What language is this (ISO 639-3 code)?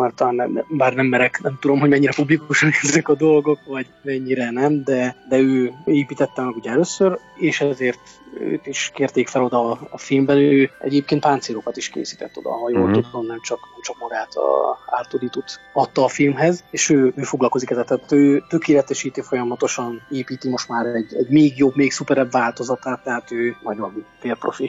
hun